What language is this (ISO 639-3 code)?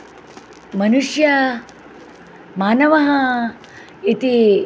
san